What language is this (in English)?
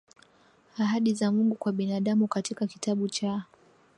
Swahili